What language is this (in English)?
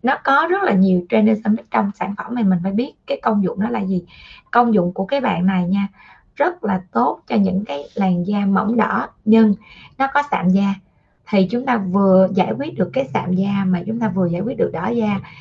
Vietnamese